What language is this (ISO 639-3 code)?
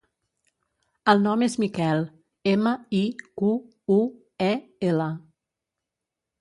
cat